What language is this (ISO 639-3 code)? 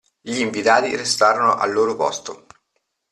ita